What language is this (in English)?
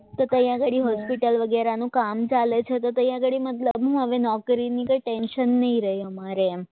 Gujarati